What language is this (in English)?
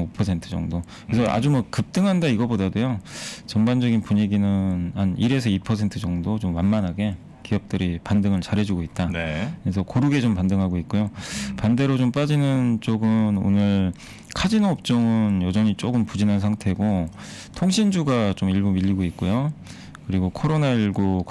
Korean